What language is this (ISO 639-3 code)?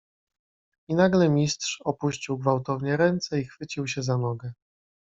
pol